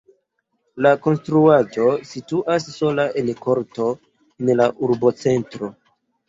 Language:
Esperanto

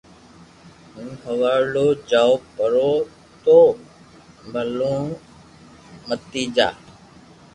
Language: Loarki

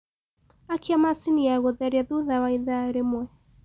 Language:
Kikuyu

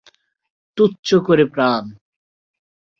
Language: Bangla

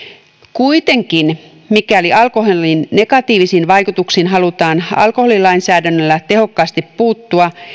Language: Finnish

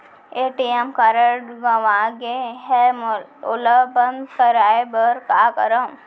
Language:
Chhattisgarhi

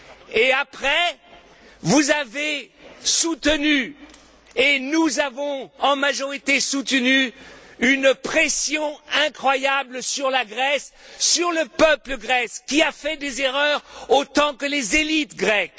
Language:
French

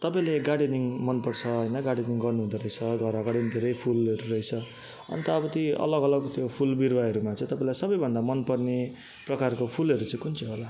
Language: Nepali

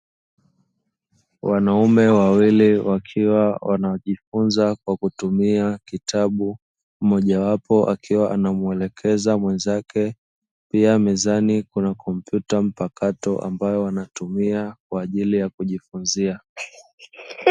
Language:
Swahili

